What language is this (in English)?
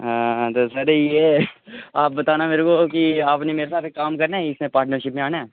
Dogri